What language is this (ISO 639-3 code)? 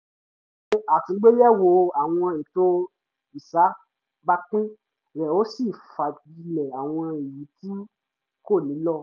yor